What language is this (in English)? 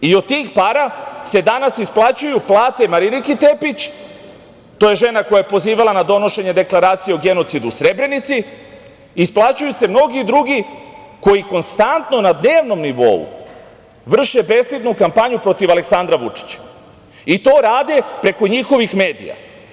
Serbian